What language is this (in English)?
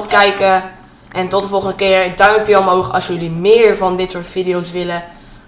Dutch